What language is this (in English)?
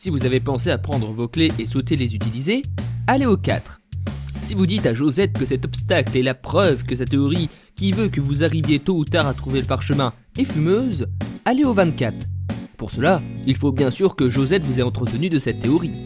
French